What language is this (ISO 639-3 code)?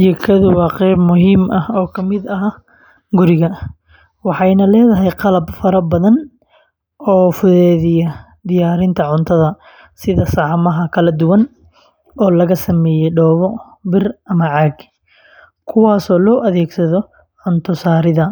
som